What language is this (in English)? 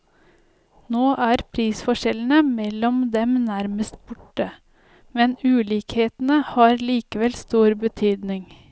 Norwegian